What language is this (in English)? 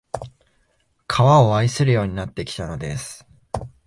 Japanese